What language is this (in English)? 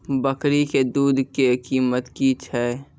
Maithili